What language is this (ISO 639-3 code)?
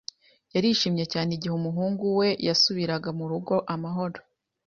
kin